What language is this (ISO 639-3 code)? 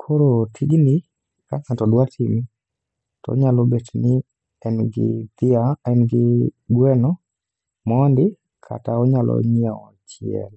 luo